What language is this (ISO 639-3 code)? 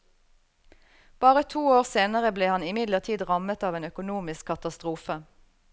nor